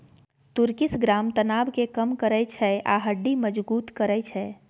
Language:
Maithili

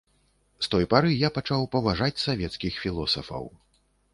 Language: Belarusian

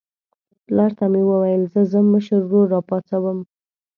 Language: Pashto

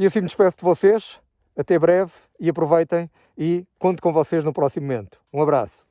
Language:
Portuguese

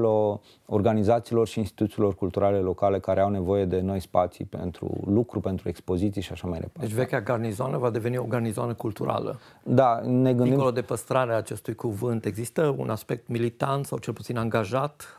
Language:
Romanian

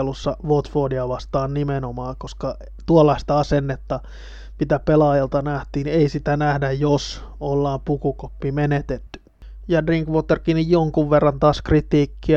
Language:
Finnish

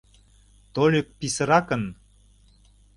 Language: Mari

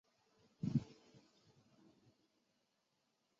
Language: Chinese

